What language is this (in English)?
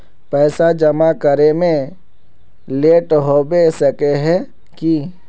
Magahi